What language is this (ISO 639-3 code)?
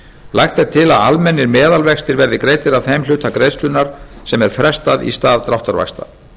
isl